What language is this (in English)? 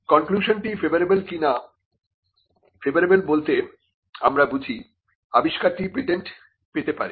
Bangla